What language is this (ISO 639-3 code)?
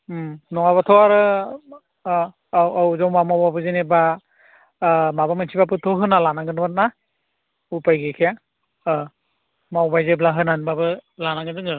brx